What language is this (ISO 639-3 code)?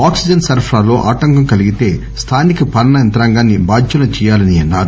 tel